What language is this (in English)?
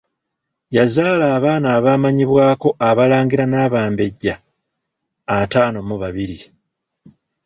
Ganda